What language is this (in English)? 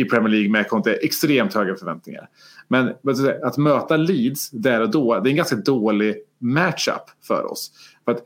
Swedish